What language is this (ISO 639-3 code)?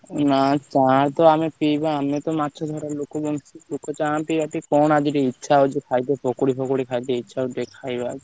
ori